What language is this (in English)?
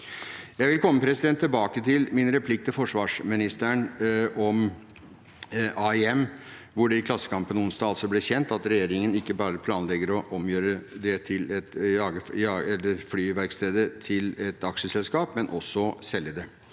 Norwegian